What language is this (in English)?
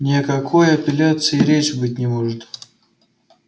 Russian